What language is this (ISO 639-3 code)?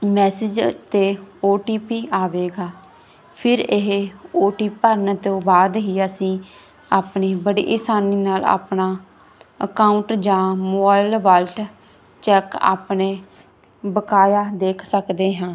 pan